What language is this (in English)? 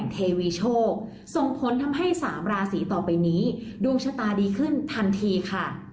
Thai